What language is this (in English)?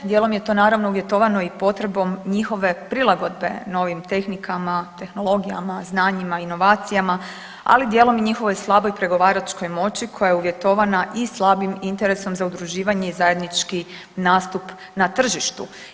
Croatian